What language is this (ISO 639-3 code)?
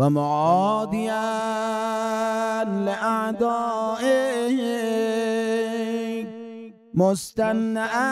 fas